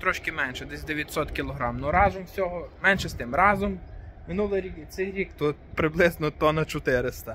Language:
Ukrainian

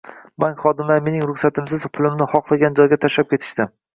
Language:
Uzbek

